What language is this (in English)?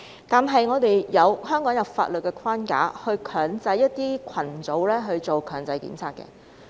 Cantonese